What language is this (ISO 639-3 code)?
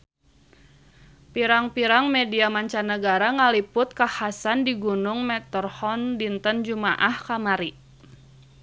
sun